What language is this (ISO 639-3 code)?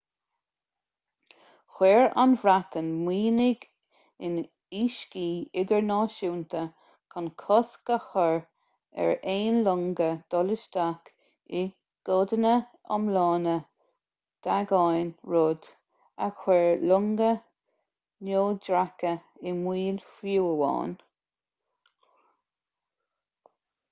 gle